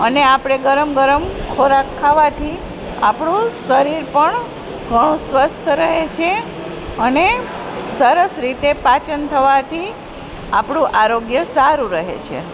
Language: Gujarati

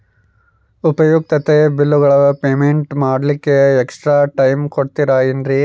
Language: Kannada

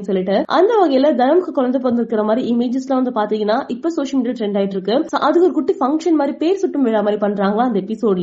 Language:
Tamil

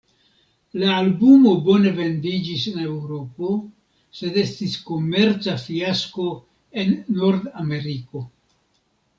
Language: Esperanto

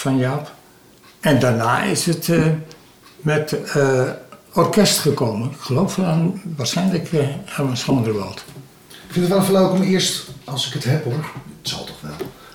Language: Dutch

